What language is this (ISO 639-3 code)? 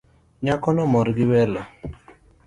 luo